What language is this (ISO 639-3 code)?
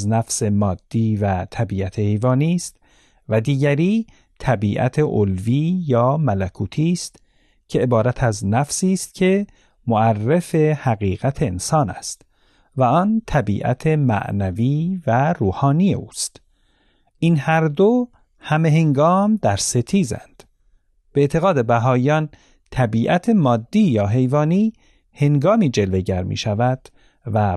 fas